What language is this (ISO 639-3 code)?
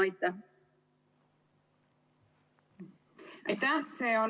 est